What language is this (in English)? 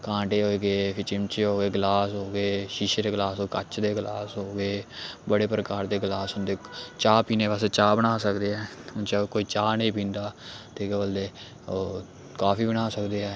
Dogri